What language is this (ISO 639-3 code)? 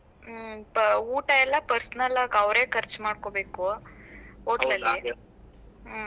kan